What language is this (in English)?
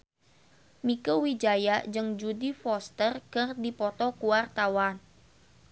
Sundanese